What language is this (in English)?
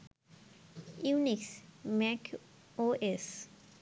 Bangla